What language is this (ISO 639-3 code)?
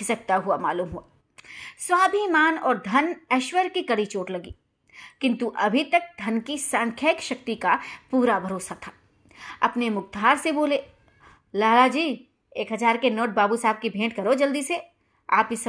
hin